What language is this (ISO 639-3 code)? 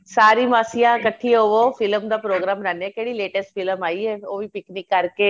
pan